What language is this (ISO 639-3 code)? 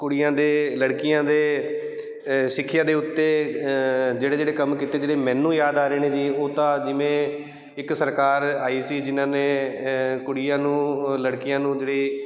pan